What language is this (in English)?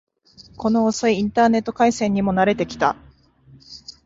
Japanese